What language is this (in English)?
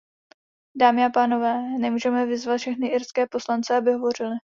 Czech